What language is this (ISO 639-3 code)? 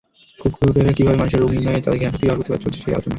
ben